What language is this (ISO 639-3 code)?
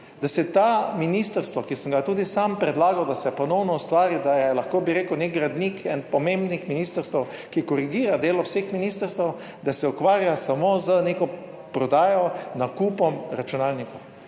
slv